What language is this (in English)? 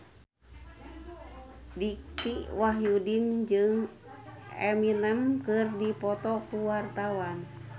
Sundanese